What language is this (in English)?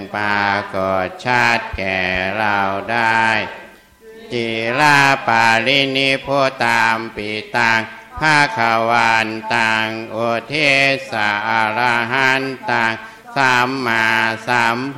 Thai